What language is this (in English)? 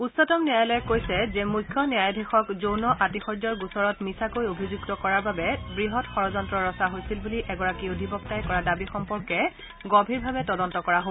Assamese